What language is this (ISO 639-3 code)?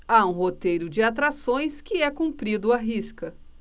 por